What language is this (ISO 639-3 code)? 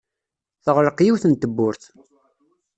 kab